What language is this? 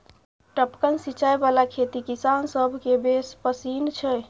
Maithili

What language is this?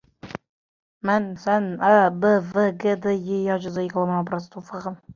Uzbek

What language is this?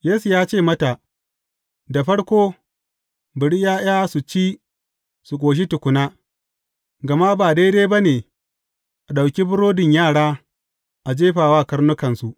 Hausa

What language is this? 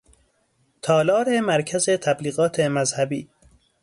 Persian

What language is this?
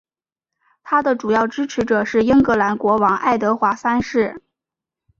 Chinese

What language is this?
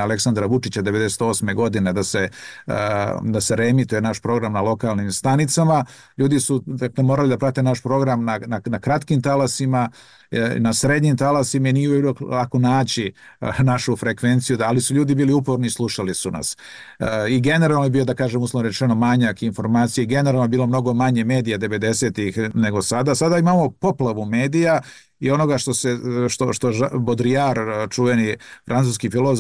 Croatian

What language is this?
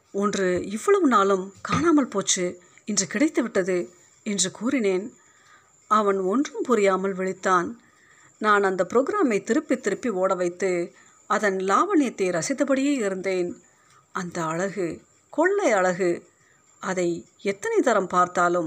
Tamil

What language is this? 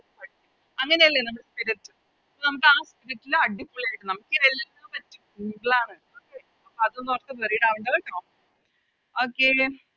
Malayalam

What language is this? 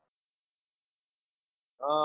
Gujarati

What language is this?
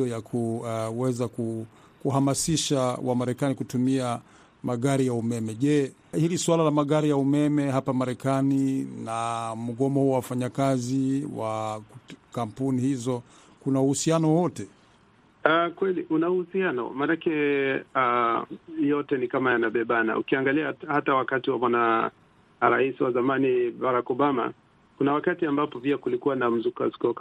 Swahili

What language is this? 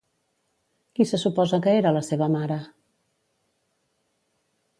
Catalan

